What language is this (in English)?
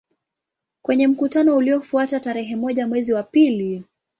Swahili